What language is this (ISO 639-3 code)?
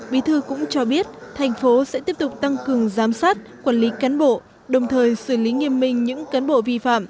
vie